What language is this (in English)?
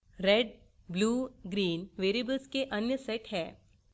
Hindi